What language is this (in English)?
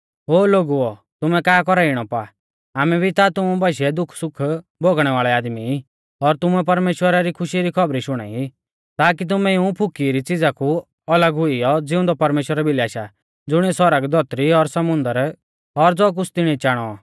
Mahasu Pahari